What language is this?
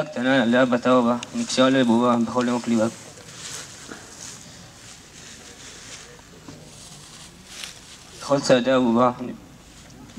Hebrew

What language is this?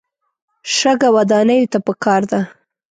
Pashto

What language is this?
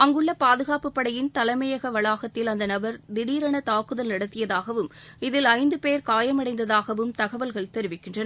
Tamil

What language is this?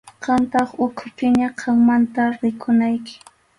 Arequipa-La Unión Quechua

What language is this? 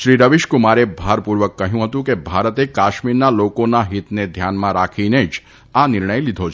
Gujarati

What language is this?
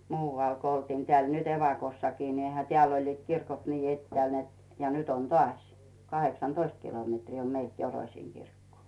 Finnish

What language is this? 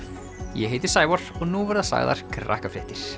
Icelandic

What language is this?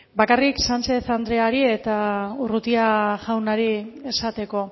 Basque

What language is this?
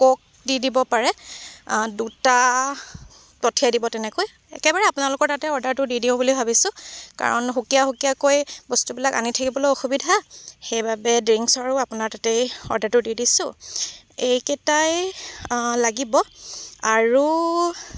Assamese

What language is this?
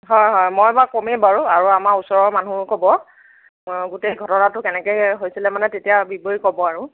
Assamese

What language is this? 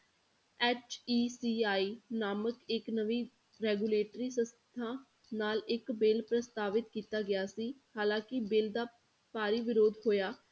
Punjabi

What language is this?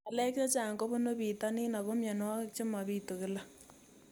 Kalenjin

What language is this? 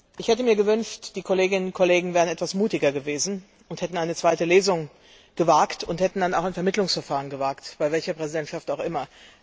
German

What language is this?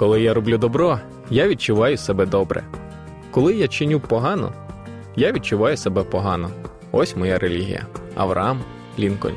Ukrainian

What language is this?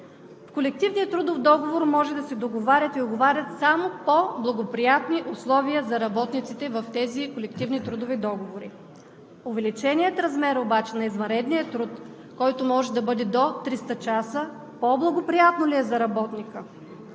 Bulgarian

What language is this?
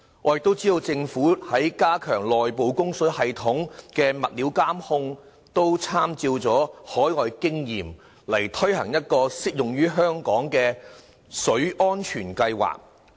Cantonese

